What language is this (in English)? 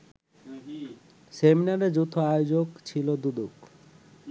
Bangla